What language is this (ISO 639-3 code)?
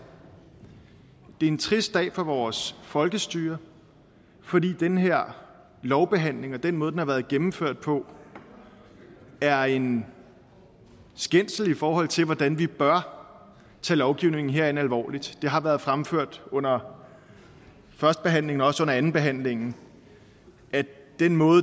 dan